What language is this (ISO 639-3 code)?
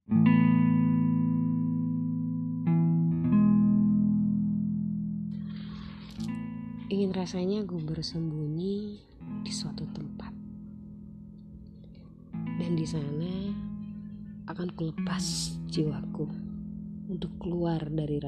ind